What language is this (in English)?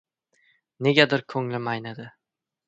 Uzbek